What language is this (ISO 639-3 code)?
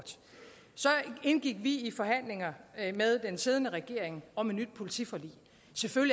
dan